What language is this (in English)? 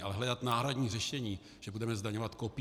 Czech